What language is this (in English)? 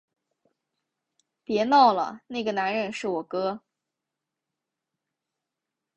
Chinese